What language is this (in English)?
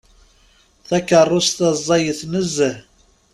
Kabyle